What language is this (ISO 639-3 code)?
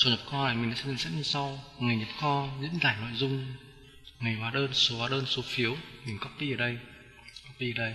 vie